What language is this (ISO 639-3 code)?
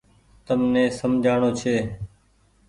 gig